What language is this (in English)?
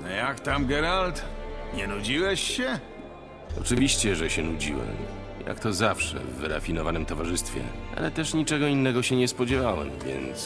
Polish